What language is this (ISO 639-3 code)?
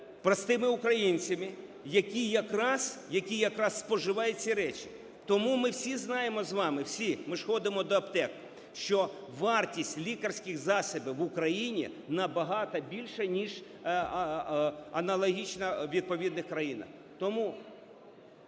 ukr